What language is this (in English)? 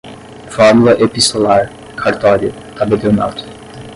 Portuguese